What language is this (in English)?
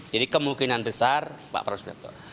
Indonesian